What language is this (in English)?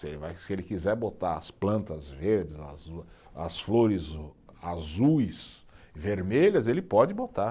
Portuguese